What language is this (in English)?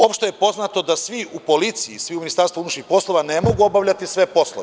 Serbian